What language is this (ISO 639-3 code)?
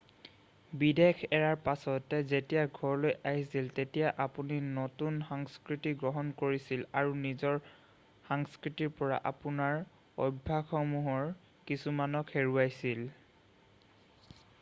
asm